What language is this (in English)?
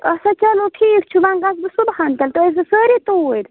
Kashmiri